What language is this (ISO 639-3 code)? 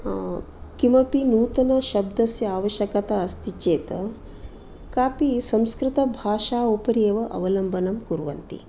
san